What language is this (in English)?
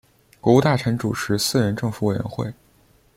Chinese